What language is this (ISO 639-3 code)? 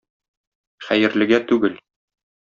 tat